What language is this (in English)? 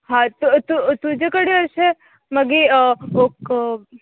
Konkani